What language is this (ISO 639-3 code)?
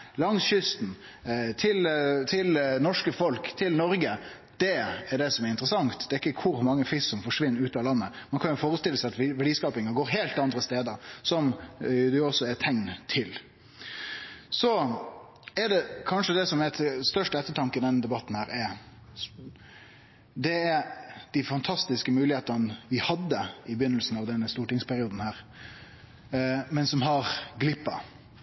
nno